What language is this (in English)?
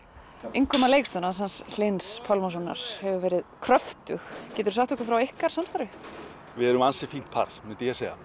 Icelandic